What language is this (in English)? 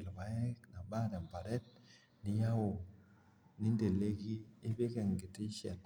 Masai